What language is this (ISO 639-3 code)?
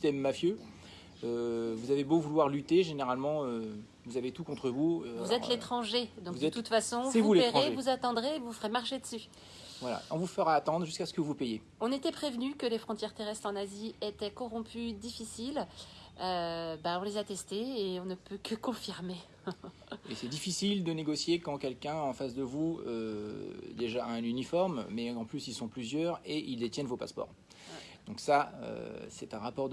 fra